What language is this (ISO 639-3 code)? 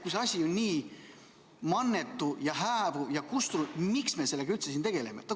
est